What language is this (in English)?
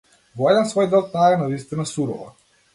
Macedonian